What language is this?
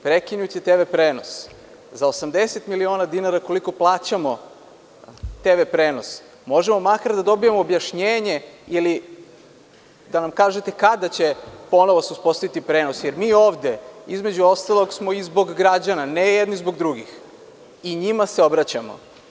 Serbian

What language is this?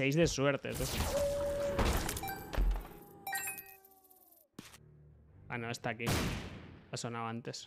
Spanish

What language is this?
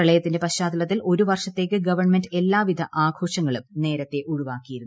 Malayalam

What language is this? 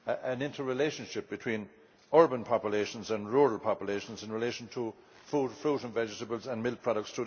English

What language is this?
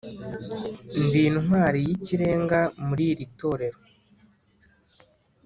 Kinyarwanda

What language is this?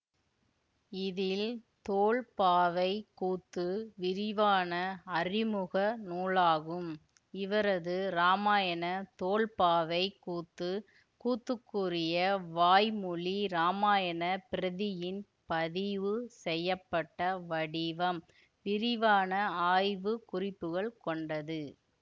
Tamil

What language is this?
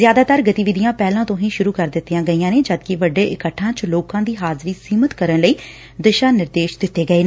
Punjabi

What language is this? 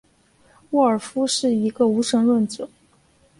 Chinese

